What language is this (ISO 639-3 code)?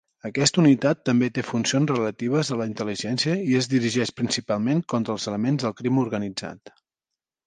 cat